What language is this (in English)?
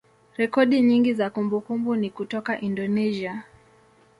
Swahili